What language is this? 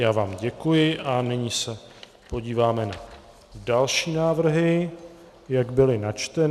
Czech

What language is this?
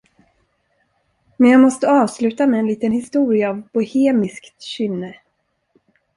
Swedish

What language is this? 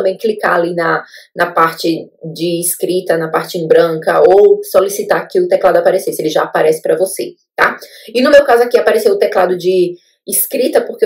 Portuguese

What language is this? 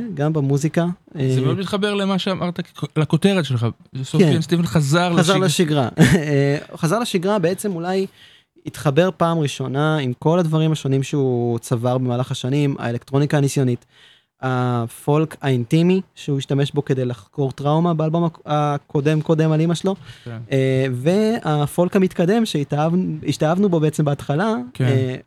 Hebrew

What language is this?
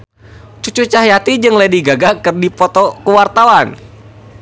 Sundanese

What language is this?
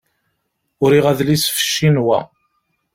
Kabyle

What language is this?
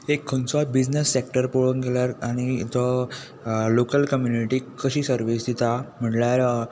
Konkani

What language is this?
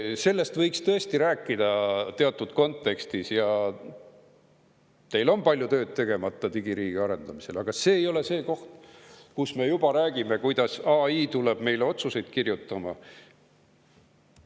Estonian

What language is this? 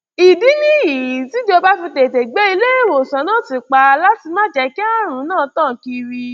Yoruba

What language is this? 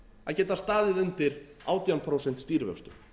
Icelandic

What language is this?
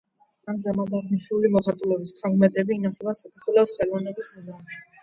Georgian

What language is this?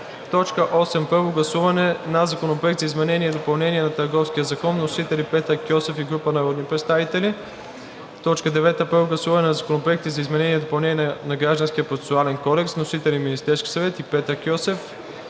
Bulgarian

